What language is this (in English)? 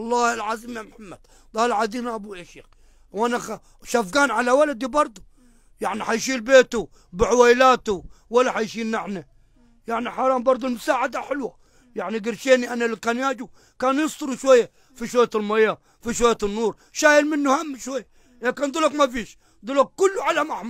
Arabic